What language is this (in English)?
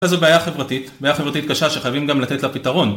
Hebrew